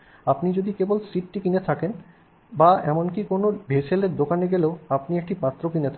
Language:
Bangla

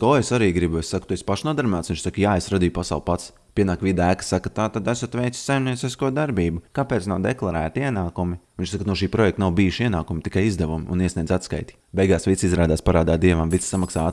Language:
Latvian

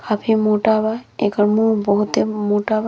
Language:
Bhojpuri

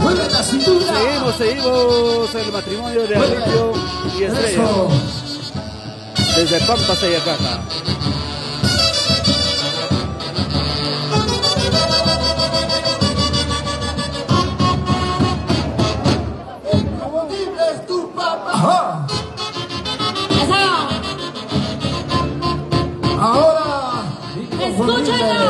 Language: Spanish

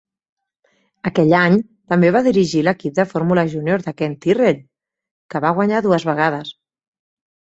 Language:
Catalan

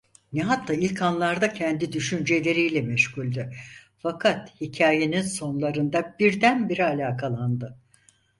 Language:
Turkish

